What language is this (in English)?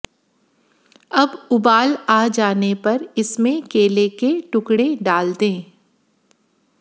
Hindi